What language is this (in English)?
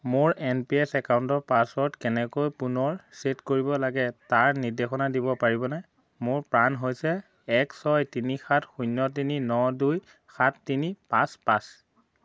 Assamese